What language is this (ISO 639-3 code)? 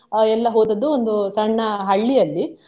kan